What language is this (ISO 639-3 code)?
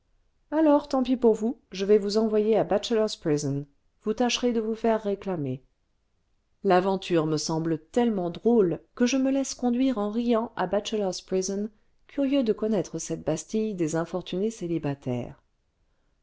fra